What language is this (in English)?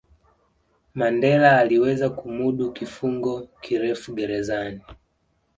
Swahili